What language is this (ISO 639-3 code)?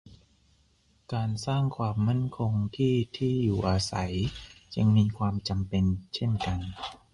tha